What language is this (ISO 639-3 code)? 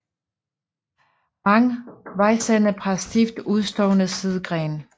dan